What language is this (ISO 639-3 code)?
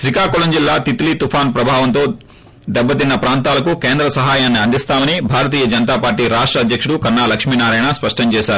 tel